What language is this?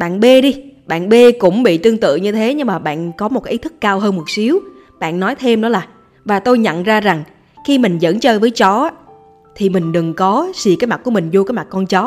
Vietnamese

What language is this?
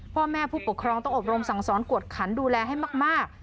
Thai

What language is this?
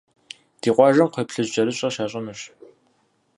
Kabardian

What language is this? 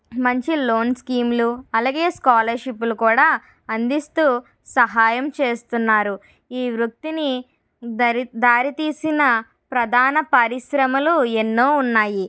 Telugu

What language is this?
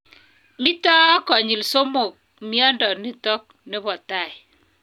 Kalenjin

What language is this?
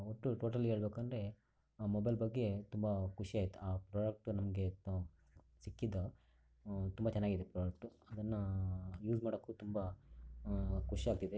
Kannada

